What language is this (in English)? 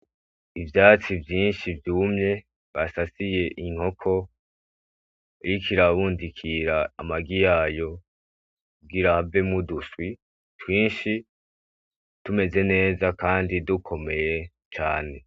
Rundi